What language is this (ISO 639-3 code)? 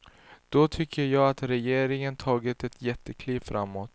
swe